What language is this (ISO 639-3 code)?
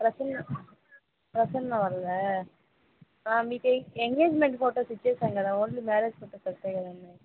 tel